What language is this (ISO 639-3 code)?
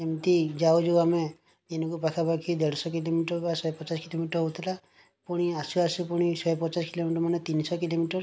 ori